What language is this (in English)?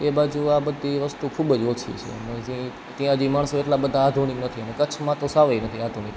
Gujarati